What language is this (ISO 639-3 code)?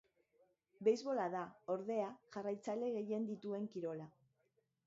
eus